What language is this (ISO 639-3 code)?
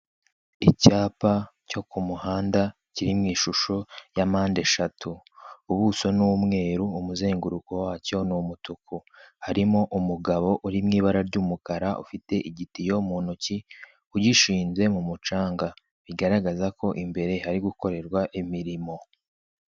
kin